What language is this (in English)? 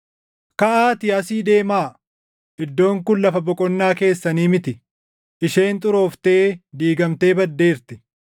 Oromo